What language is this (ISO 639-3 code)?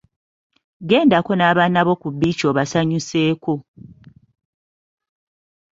lug